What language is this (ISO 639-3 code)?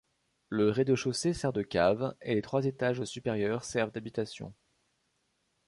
fra